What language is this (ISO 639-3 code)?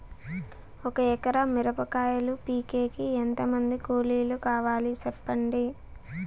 tel